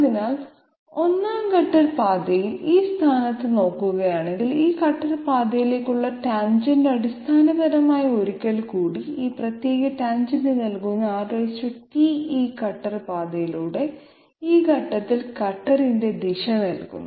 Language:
Malayalam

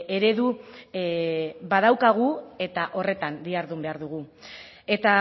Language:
Basque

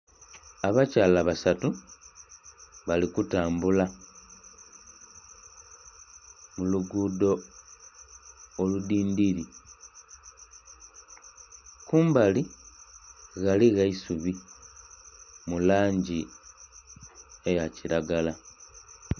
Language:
Soga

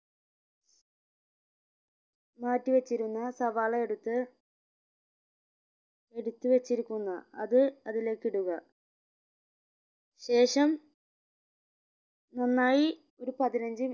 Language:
Malayalam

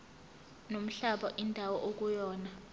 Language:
Zulu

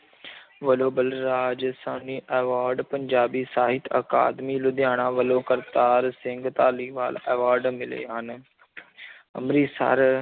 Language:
Punjabi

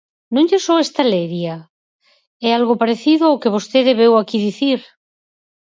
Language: Galician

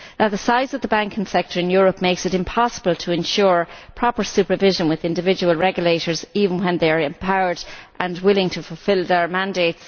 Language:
English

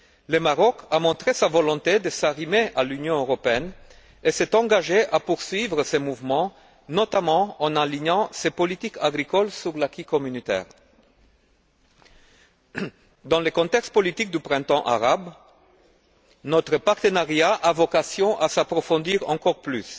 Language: French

